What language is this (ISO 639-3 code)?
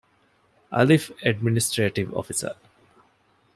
div